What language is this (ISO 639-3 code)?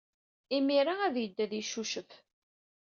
kab